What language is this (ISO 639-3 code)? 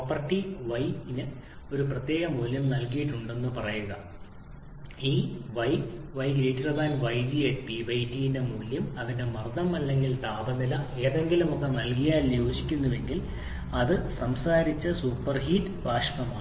mal